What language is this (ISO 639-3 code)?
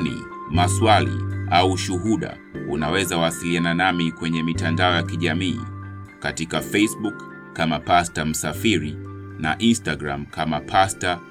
swa